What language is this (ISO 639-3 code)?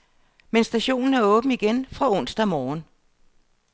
dan